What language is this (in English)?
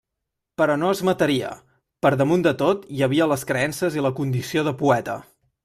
Catalan